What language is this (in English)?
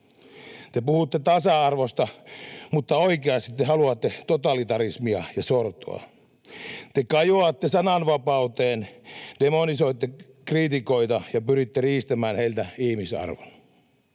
Finnish